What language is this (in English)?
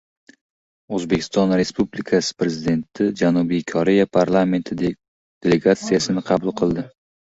Uzbek